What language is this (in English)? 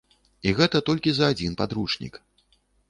Belarusian